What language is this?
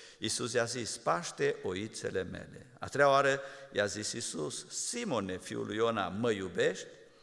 Romanian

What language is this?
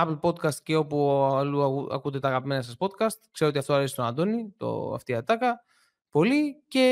Greek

